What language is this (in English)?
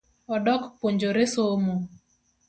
Luo (Kenya and Tanzania)